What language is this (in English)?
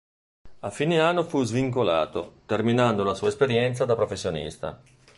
Italian